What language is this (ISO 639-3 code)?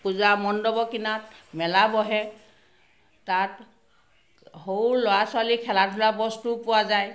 asm